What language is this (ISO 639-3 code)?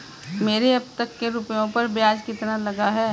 hin